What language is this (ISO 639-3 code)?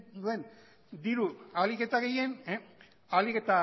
eus